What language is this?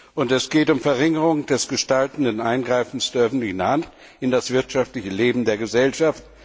German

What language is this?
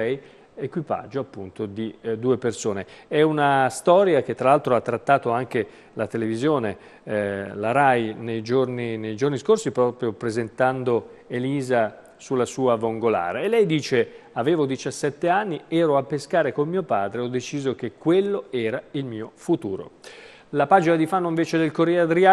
Italian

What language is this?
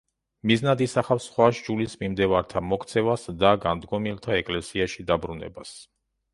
Georgian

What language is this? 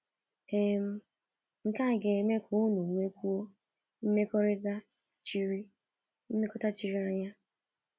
Igbo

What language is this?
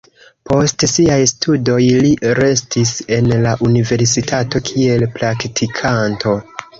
Esperanto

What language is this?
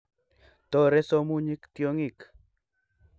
Kalenjin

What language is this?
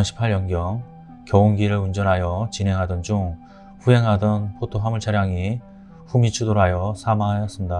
Korean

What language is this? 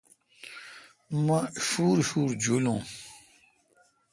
Kalkoti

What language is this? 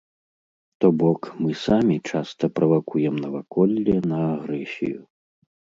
Belarusian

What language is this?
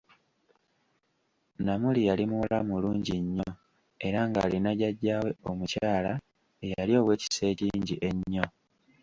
Ganda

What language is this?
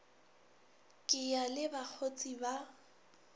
Northern Sotho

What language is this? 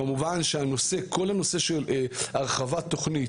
Hebrew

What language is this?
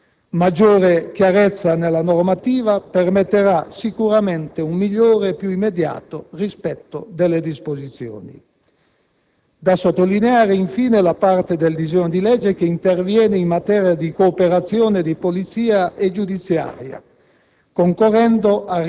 Italian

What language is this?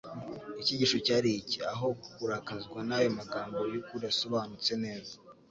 Kinyarwanda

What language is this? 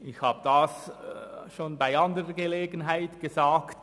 Swiss German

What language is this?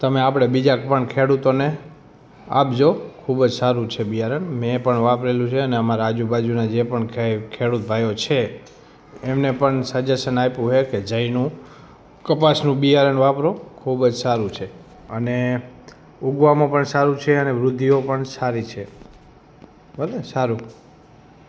Gujarati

